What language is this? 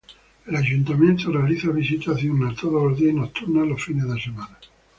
Spanish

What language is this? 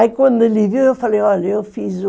Portuguese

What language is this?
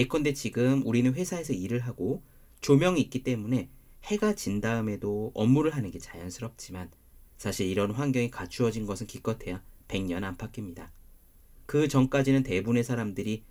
Korean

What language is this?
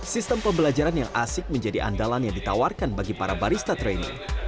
Indonesian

